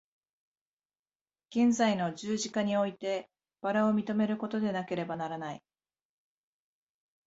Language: Japanese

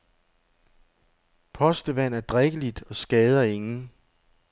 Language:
Danish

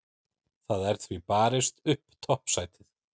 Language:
Icelandic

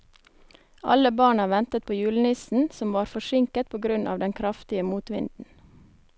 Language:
Norwegian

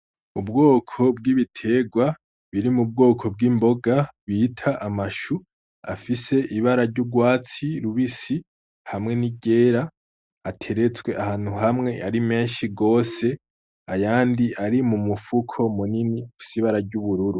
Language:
Rundi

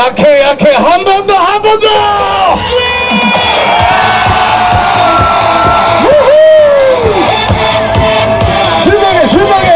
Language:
Korean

